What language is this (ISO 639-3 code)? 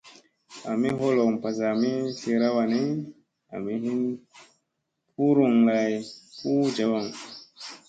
mse